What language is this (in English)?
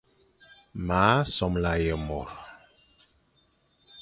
Fang